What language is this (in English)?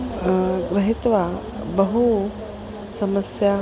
Sanskrit